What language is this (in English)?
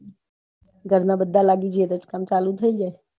Gujarati